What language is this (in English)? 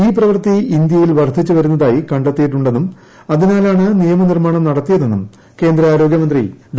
Malayalam